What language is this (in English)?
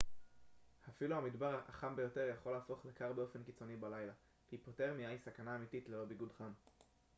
Hebrew